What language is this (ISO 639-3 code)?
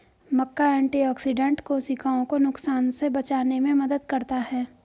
hin